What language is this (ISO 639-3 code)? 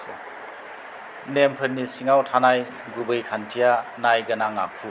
brx